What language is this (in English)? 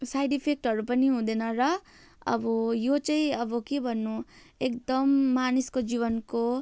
Nepali